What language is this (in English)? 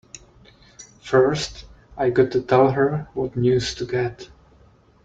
English